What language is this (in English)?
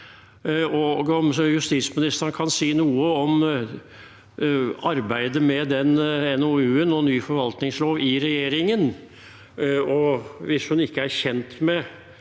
Norwegian